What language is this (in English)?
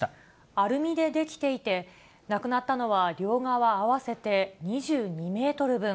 Japanese